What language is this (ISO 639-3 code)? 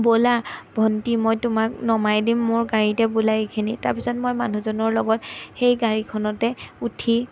asm